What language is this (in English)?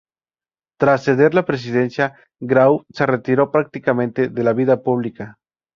Spanish